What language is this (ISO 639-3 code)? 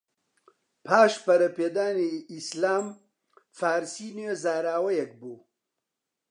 ckb